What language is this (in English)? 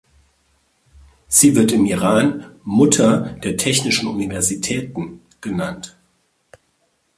German